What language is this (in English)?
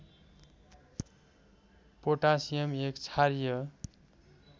Nepali